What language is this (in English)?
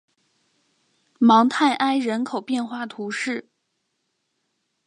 Chinese